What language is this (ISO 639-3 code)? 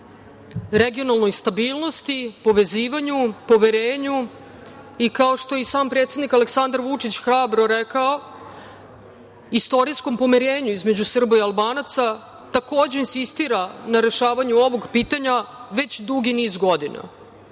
srp